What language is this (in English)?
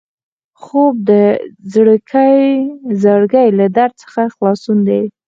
Pashto